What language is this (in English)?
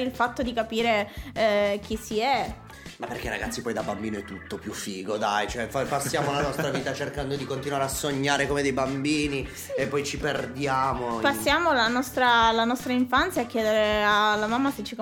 Italian